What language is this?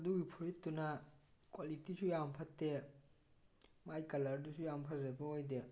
Manipuri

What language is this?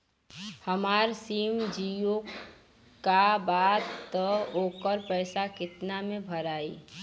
Bhojpuri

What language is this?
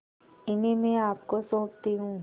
Hindi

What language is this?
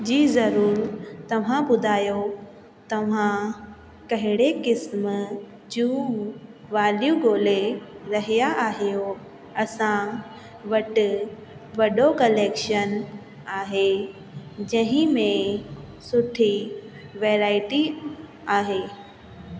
Sindhi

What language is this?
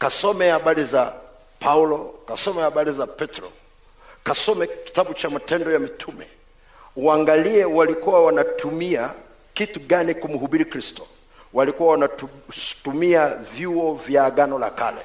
Swahili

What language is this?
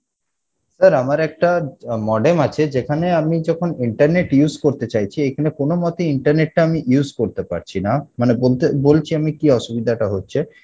Bangla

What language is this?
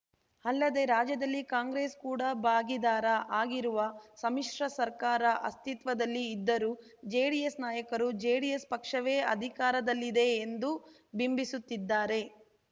Kannada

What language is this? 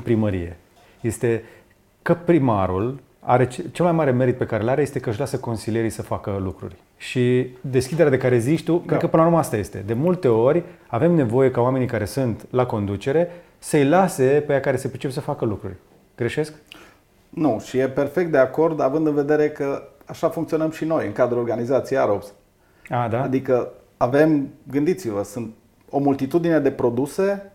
Romanian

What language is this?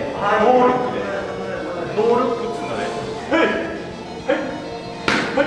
Japanese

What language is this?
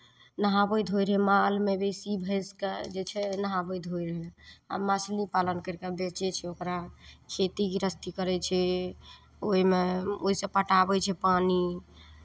Maithili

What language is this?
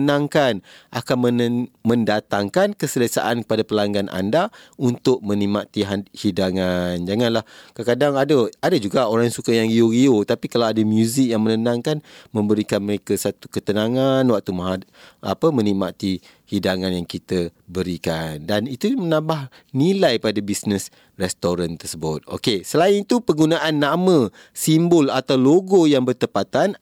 Malay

